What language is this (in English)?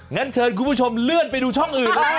Thai